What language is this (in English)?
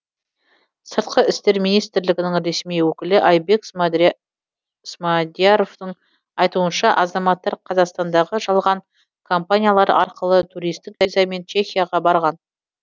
Kazakh